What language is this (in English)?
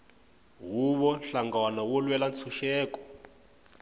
Tsonga